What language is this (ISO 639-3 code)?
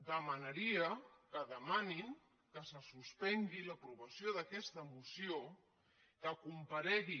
cat